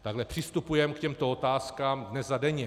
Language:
Czech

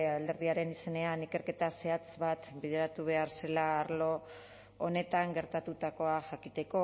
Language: Basque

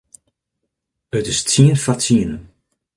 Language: Western Frisian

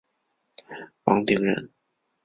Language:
Chinese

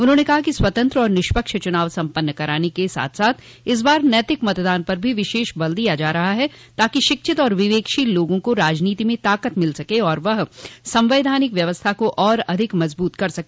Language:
Hindi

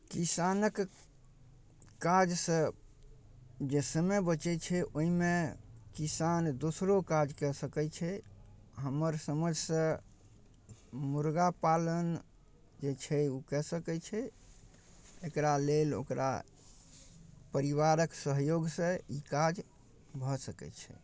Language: Maithili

